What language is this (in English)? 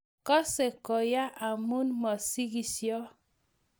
Kalenjin